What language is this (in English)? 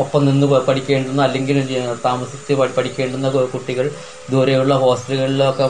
Malayalam